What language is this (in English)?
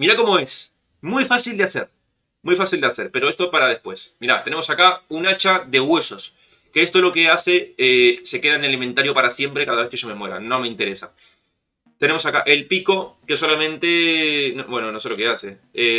Spanish